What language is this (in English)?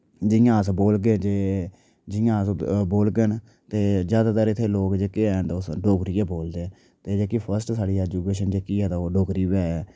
Dogri